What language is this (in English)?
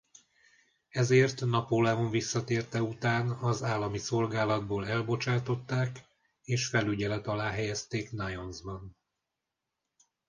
Hungarian